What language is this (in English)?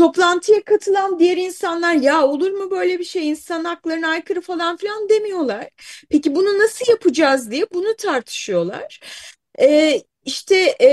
Turkish